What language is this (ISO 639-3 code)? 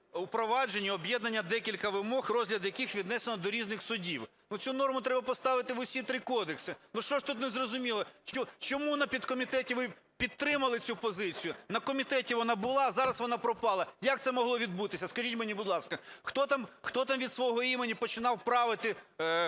ukr